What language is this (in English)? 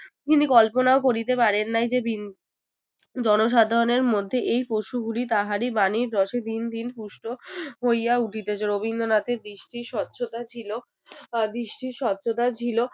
Bangla